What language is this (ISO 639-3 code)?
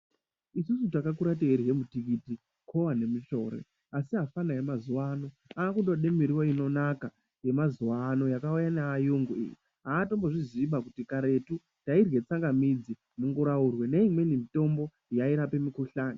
ndc